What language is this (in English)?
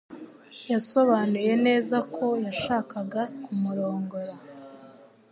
Kinyarwanda